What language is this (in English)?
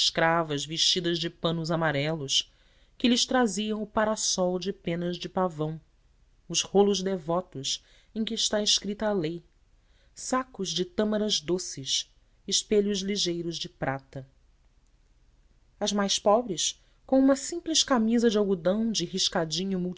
Portuguese